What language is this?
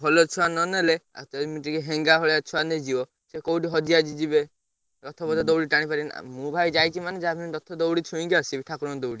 Odia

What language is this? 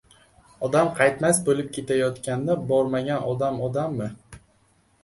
Uzbek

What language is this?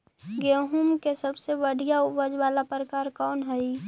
Magahi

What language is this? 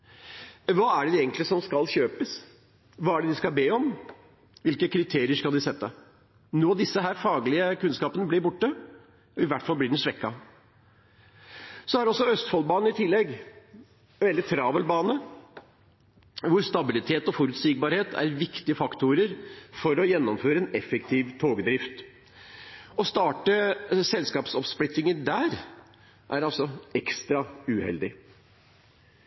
Norwegian Bokmål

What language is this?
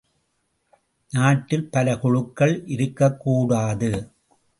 Tamil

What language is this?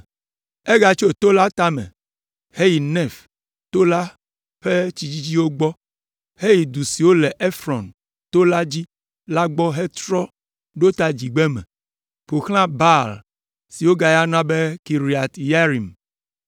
Ewe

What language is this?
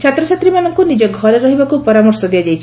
Odia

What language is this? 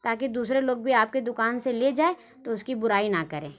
Urdu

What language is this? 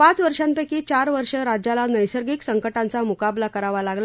Marathi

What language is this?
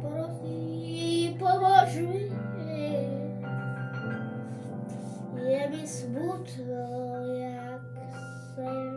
Czech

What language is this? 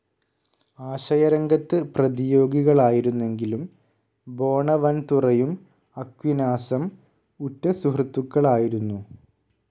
Malayalam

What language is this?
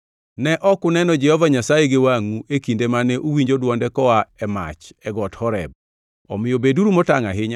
Luo (Kenya and Tanzania)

